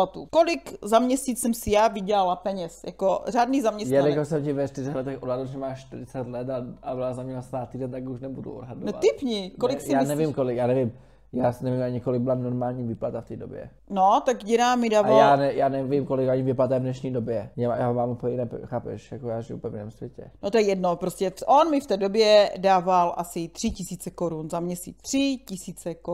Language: Czech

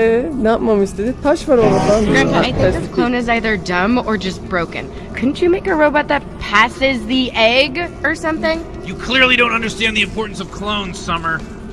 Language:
Turkish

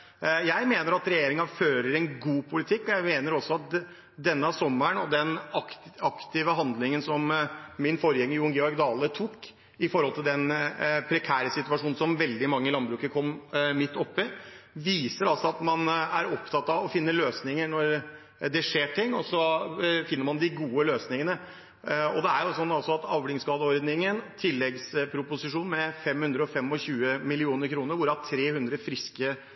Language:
Norwegian Bokmål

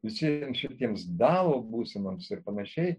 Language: Lithuanian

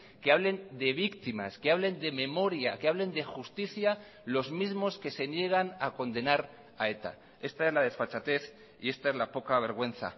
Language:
Spanish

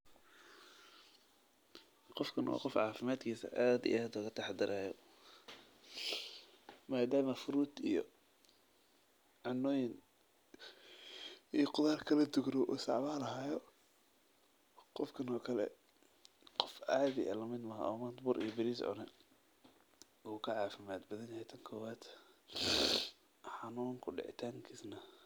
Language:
Somali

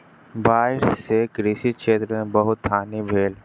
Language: Maithili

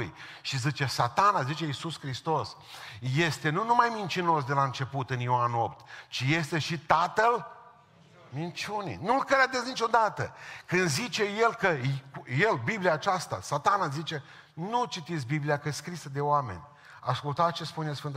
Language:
Romanian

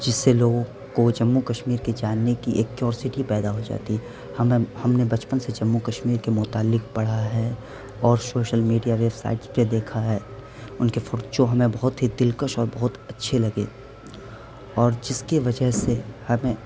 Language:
Urdu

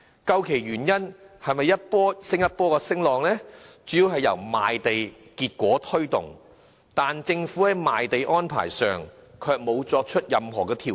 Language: Cantonese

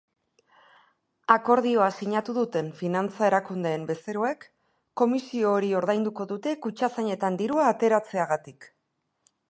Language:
Basque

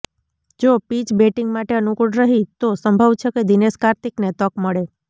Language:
Gujarati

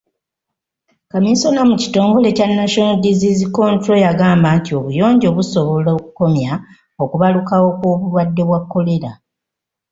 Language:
Ganda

